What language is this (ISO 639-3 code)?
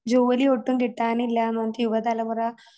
mal